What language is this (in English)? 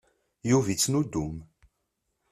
Kabyle